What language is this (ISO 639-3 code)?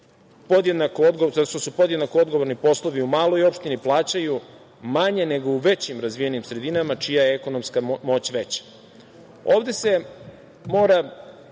srp